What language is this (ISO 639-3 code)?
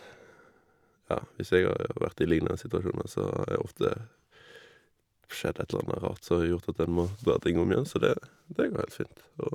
nor